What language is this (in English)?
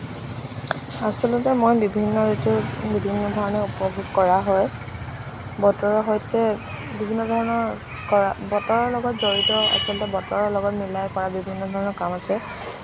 Assamese